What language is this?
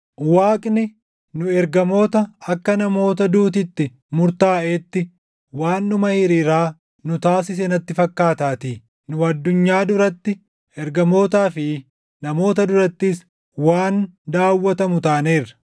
Oromo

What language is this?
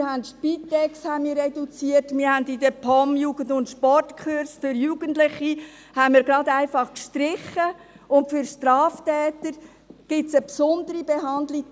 Swiss German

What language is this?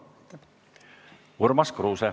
Estonian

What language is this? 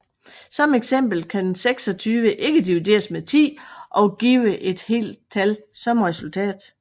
Danish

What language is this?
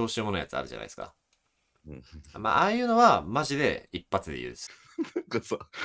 Japanese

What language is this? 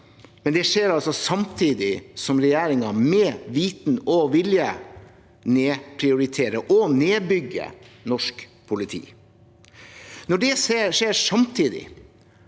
Norwegian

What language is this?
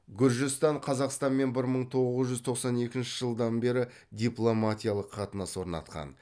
Kazakh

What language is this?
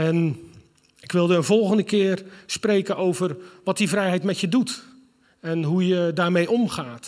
Dutch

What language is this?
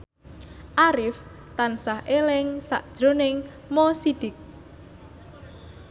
Javanese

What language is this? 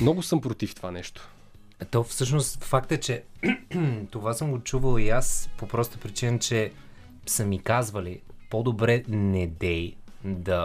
Bulgarian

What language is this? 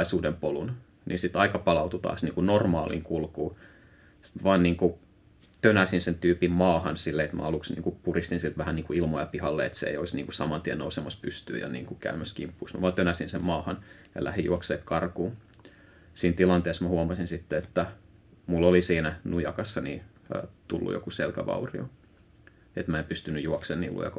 Finnish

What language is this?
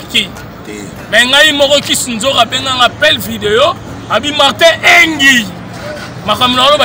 French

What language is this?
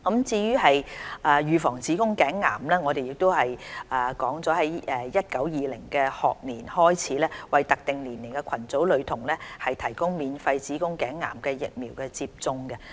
Cantonese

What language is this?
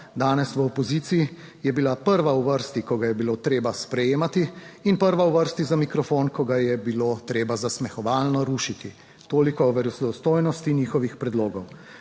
Slovenian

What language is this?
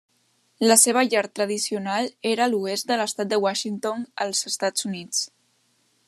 Catalan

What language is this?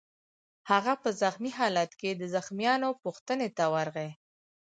Pashto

